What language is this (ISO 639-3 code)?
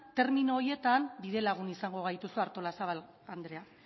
eus